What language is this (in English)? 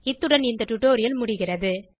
Tamil